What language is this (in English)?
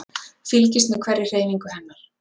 Icelandic